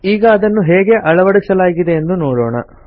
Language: Kannada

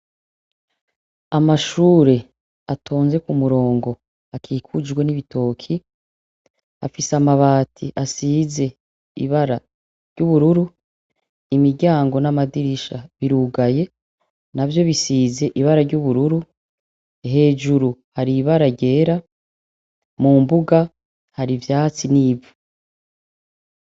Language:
Rundi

